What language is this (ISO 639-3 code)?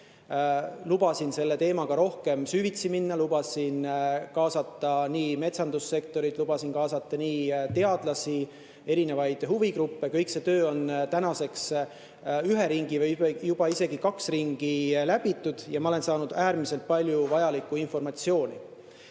est